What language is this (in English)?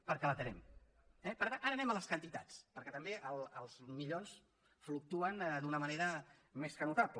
Catalan